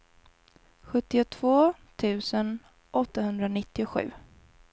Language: Swedish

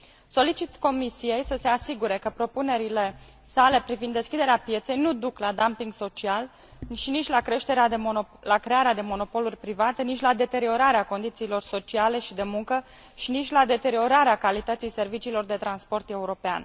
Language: Romanian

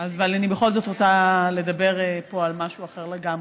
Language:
Hebrew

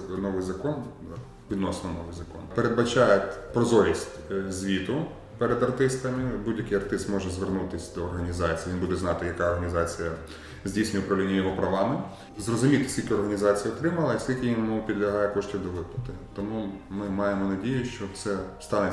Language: Ukrainian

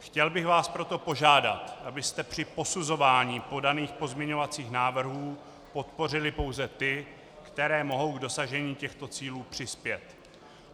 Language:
Czech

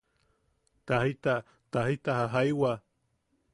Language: Yaqui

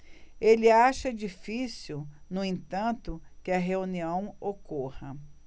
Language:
Portuguese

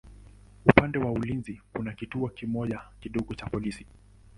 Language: Swahili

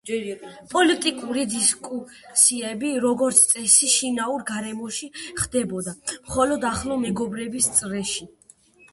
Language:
Georgian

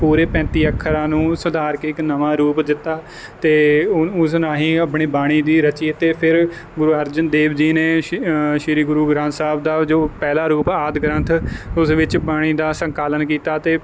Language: Punjabi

